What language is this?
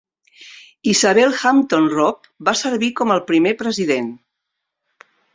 Catalan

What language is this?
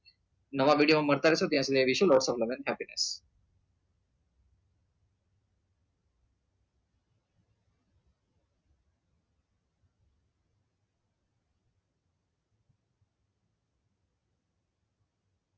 Gujarati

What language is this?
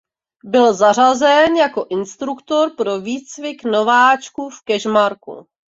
Czech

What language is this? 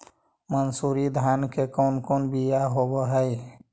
Magahi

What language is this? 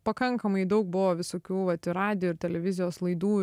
Lithuanian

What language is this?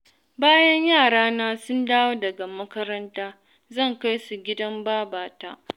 Hausa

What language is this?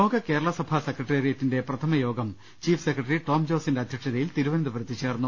Malayalam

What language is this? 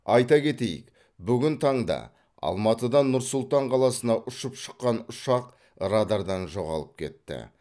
Kazakh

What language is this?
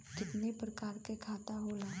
Bhojpuri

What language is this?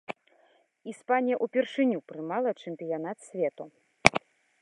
Belarusian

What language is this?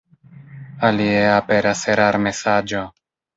Esperanto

